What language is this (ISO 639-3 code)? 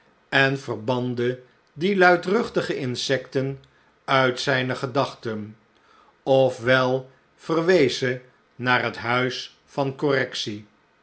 nld